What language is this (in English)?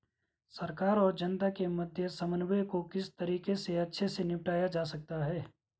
Hindi